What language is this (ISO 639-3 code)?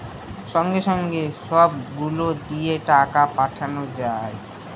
ben